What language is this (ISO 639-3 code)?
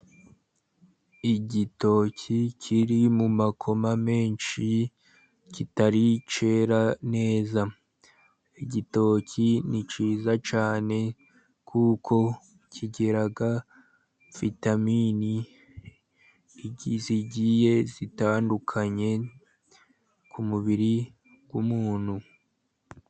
kin